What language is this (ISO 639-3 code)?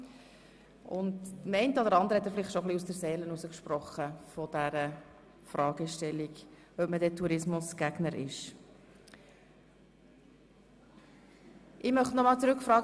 gsw